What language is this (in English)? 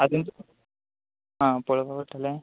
Konkani